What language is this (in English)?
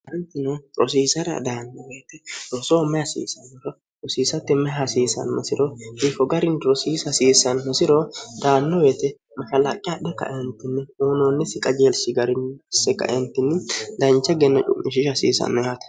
Sidamo